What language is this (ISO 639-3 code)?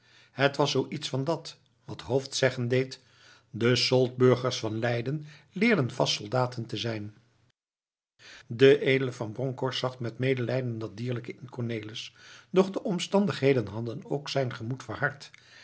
nld